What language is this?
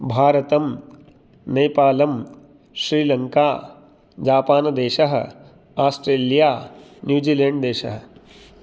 Sanskrit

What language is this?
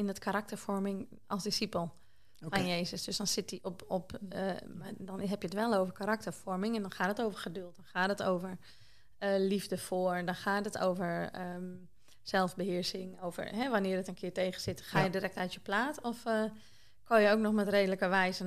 Dutch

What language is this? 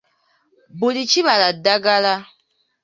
Ganda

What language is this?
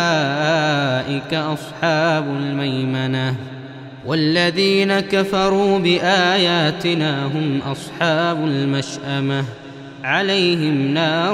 Arabic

